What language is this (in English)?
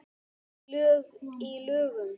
Icelandic